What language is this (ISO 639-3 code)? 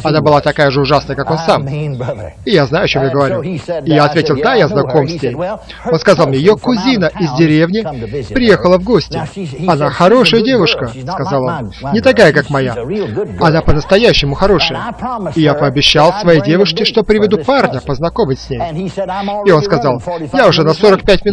rus